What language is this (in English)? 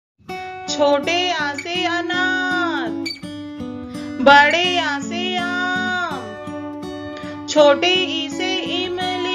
Hindi